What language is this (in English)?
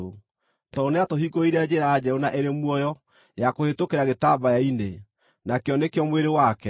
Kikuyu